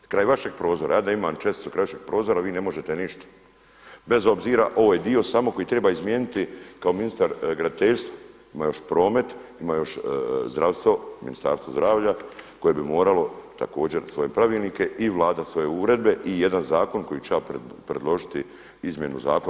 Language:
Croatian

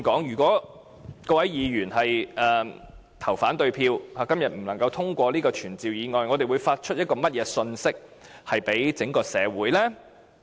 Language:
Cantonese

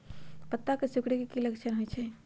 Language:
Magahi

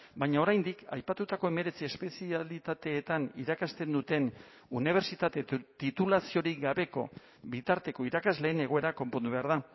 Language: Basque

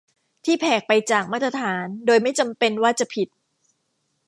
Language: Thai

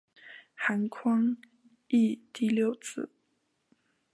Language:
Chinese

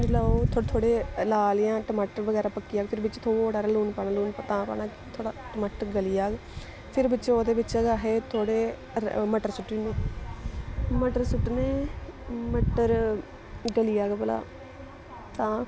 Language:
Dogri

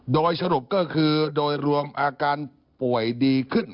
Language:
Thai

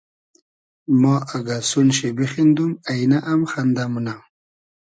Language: Hazaragi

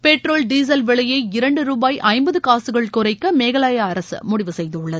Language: Tamil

